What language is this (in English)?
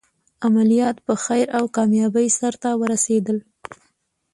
Pashto